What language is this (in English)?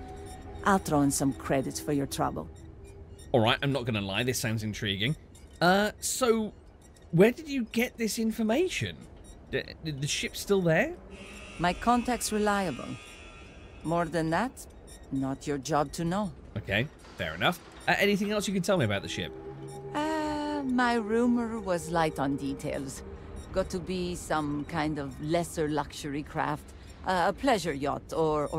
English